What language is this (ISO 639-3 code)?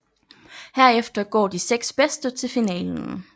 dan